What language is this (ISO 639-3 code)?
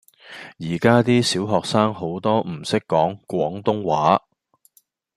yue